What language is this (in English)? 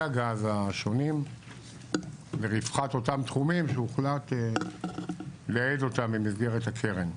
Hebrew